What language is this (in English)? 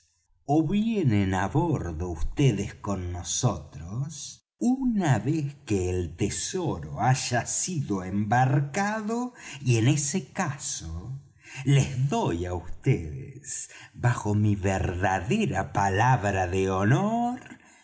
Spanish